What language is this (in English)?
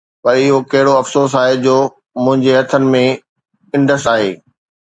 Sindhi